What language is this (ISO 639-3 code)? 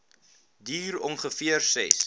afr